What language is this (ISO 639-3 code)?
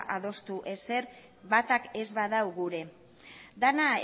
eus